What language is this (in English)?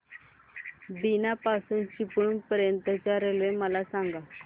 Marathi